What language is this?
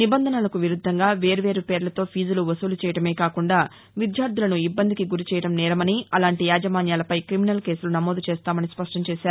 Telugu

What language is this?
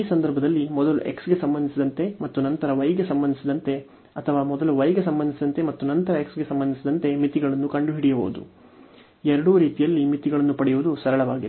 Kannada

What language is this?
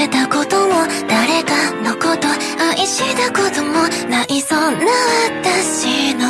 Japanese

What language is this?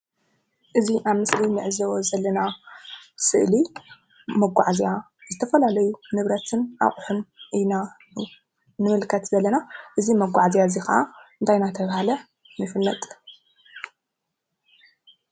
Tigrinya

